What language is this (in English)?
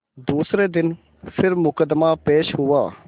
Hindi